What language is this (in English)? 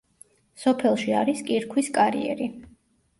Georgian